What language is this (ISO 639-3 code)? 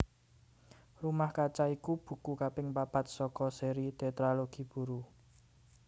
jav